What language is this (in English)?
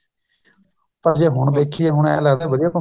Punjabi